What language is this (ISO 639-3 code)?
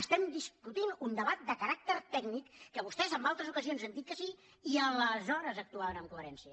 cat